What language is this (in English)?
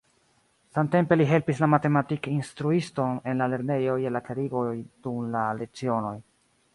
Esperanto